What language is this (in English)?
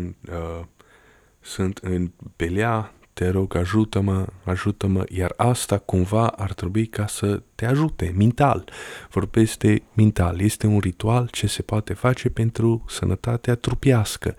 Romanian